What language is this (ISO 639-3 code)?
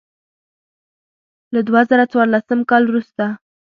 pus